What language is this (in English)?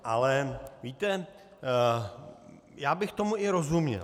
Czech